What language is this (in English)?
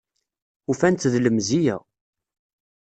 Kabyle